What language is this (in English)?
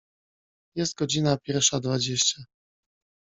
Polish